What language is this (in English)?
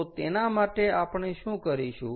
Gujarati